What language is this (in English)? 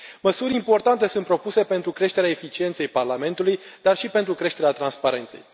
Romanian